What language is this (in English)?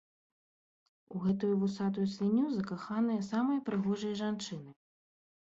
Belarusian